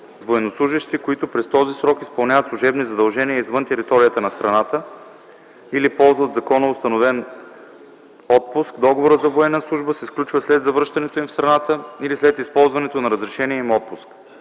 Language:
Bulgarian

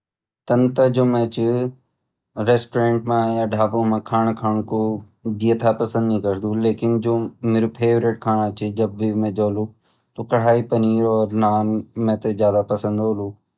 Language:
Garhwali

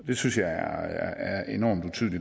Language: Danish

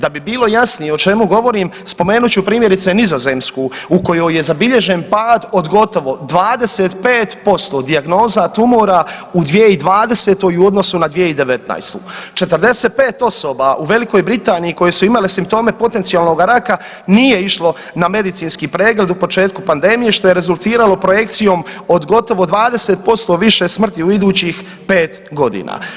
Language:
Croatian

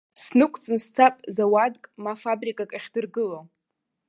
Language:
Abkhazian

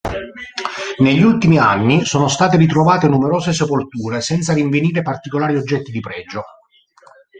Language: Italian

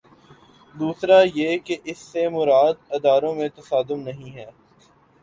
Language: Urdu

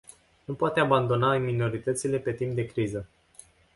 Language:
Romanian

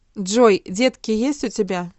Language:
Russian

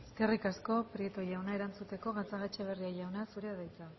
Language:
Basque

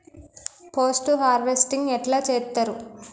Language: Telugu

